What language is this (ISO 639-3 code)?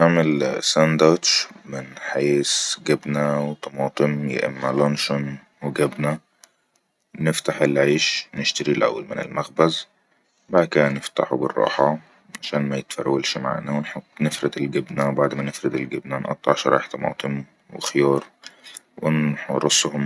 arz